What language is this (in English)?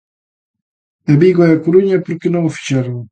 Galician